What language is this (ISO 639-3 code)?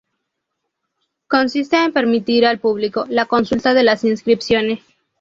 spa